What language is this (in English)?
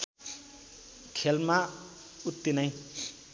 Nepali